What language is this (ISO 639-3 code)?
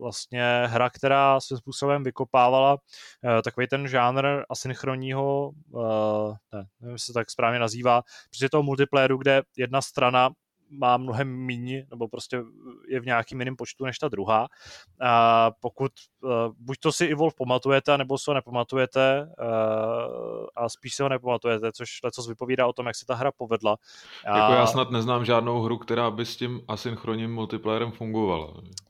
ces